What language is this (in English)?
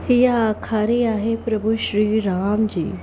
Sindhi